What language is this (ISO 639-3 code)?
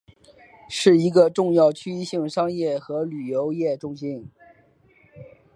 zho